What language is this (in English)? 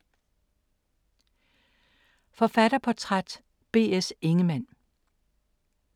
Danish